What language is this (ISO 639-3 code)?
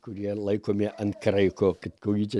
lit